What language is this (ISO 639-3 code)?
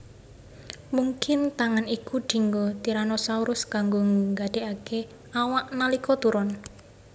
jav